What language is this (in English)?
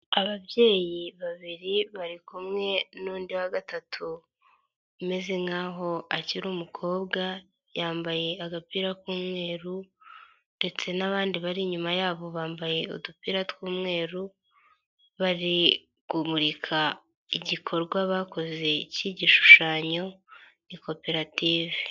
Kinyarwanda